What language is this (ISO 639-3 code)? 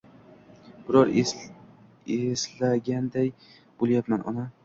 uzb